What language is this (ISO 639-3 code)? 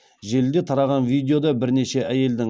kaz